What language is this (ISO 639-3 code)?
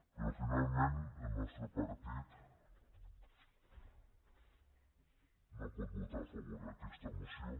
cat